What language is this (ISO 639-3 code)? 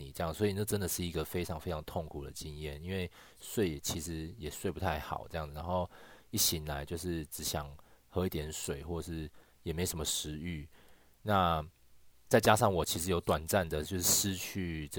zho